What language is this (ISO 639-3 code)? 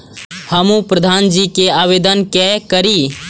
mai